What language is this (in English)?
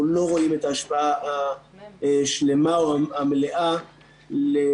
Hebrew